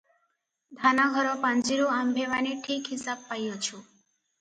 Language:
Odia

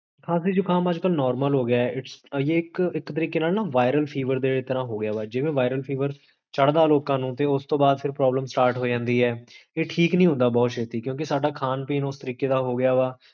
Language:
Punjabi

